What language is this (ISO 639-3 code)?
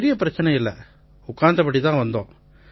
tam